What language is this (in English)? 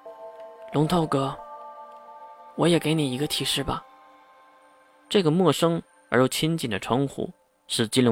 Chinese